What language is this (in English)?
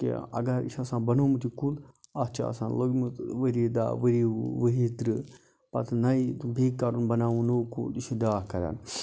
Kashmiri